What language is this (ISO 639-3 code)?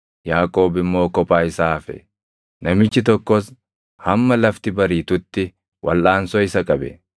orm